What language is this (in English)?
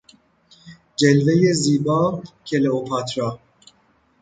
Persian